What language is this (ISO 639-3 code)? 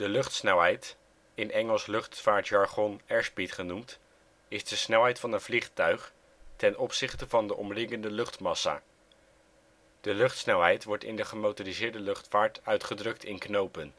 nld